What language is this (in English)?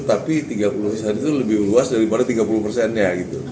Indonesian